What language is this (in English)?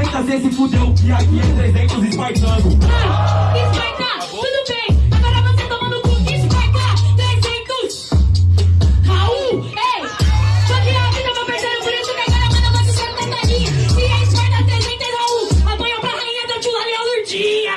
Portuguese